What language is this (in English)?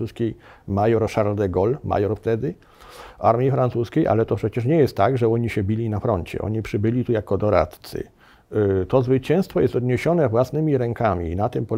Polish